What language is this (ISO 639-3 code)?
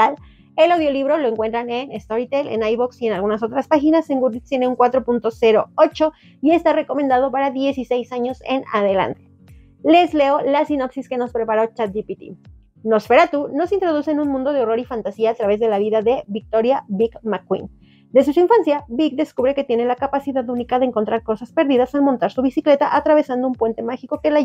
spa